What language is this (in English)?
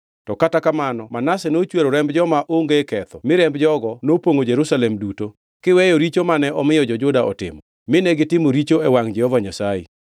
Luo (Kenya and Tanzania)